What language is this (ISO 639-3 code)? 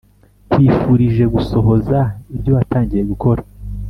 kin